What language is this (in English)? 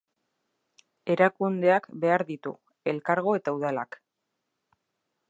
Basque